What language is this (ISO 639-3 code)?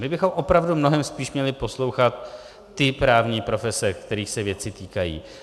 ces